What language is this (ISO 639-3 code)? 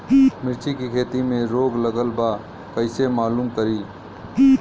bho